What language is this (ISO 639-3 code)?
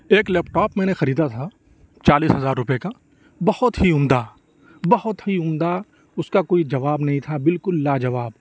urd